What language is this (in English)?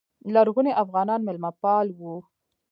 Pashto